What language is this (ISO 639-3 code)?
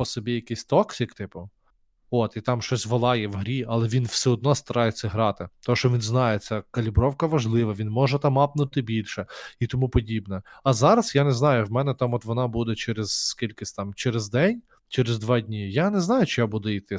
ukr